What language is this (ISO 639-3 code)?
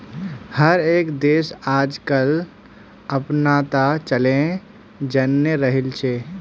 mag